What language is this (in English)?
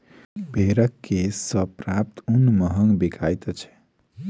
Maithili